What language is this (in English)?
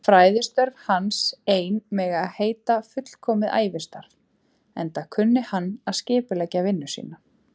Icelandic